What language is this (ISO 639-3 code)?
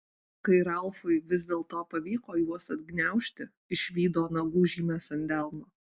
lit